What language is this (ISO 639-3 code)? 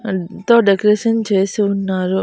tel